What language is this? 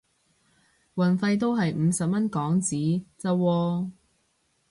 Cantonese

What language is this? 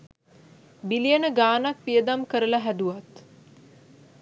Sinhala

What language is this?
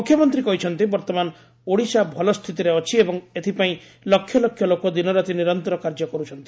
Odia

